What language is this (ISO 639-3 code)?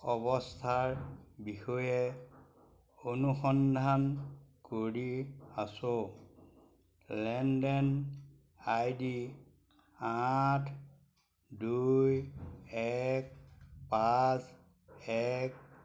asm